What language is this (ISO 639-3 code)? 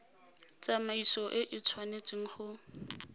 tsn